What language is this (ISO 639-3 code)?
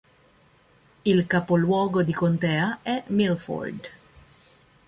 ita